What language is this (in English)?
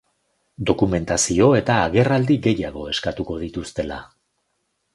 Basque